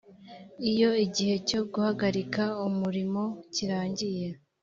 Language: Kinyarwanda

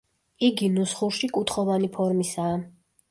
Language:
Georgian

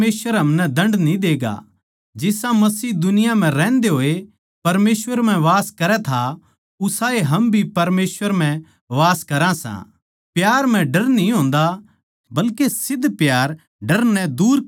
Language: Haryanvi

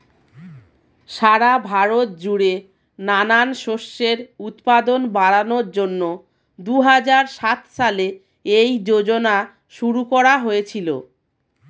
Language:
Bangla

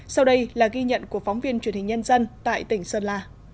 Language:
Vietnamese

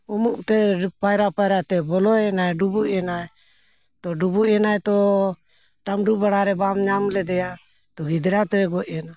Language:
Santali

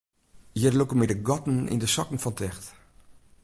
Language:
Western Frisian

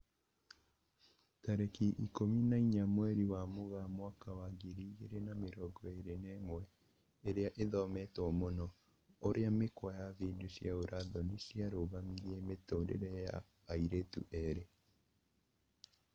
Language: Kikuyu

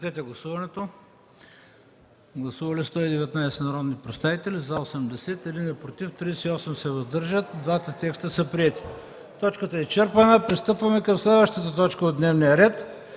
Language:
Bulgarian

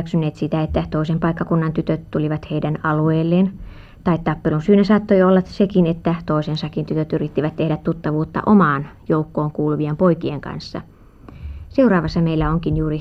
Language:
Finnish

